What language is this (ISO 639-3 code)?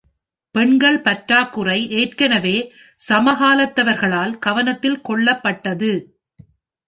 tam